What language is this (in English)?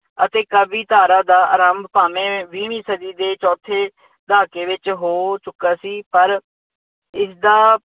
Punjabi